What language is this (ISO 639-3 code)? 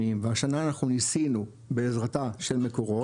heb